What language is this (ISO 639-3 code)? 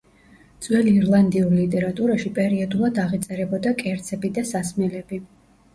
kat